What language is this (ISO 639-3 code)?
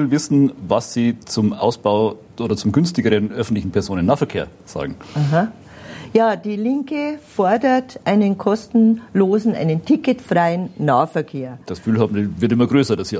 deu